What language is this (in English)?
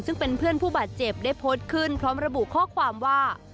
Thai